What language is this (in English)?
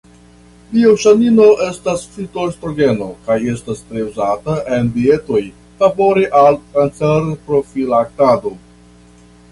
Esperanto